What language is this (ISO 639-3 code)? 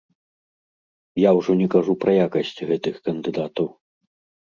bel